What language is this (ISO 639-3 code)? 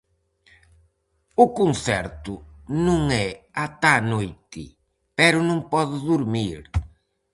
glg